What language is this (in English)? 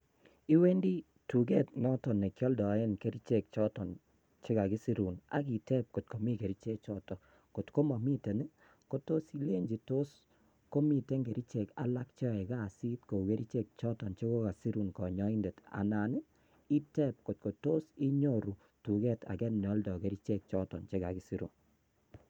Kalenjin